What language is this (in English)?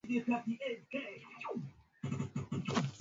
Swahili